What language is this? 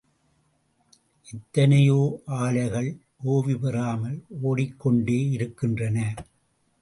Tamil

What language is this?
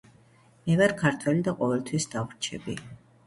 Georgian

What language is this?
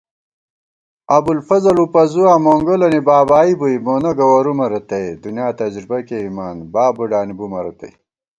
Gawar-Bati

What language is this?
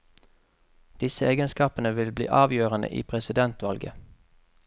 Norwegian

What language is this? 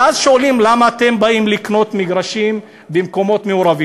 Hebrew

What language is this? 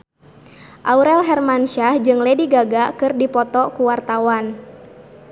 Sundanese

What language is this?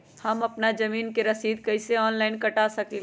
Magahi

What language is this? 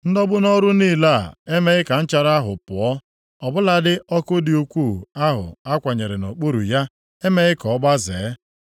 Igbo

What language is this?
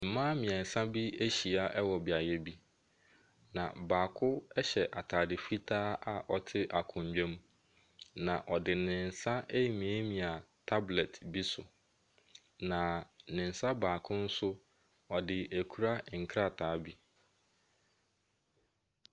Akan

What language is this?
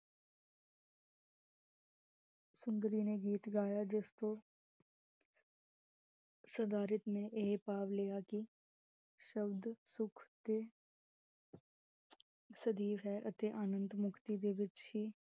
Punjabi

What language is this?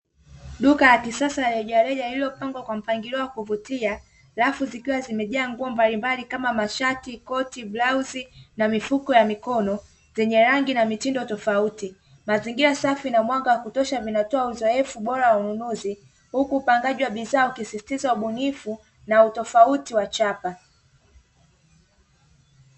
Swahili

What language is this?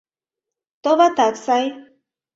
Mari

